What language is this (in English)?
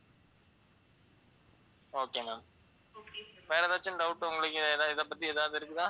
Tamil